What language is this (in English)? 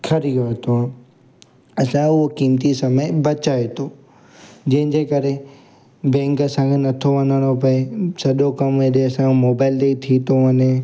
Sindhi